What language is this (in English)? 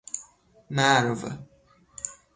Persian